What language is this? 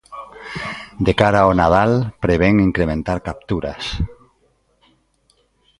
Galician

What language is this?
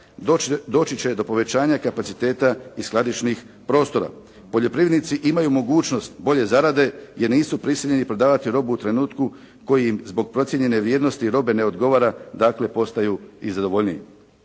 Croatian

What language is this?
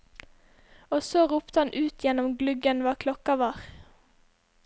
Norwegian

